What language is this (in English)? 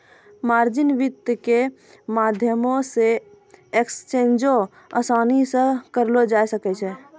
Maithili